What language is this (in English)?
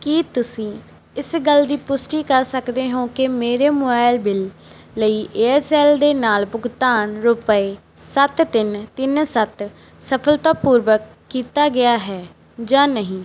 Punjabi